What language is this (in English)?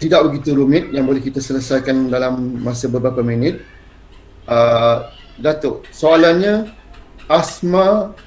Malay